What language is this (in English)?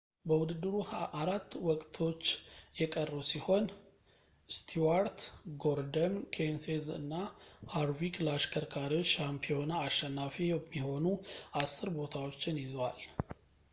Amharic